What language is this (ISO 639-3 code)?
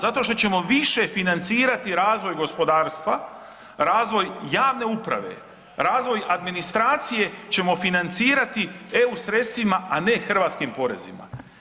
hrv